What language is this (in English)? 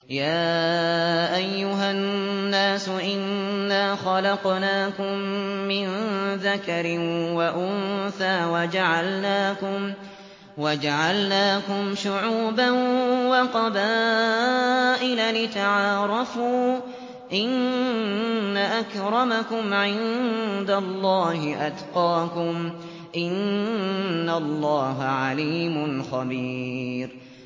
Arabic